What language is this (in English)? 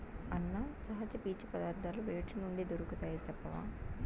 Telugu